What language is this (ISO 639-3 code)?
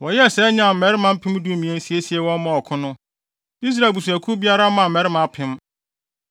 aka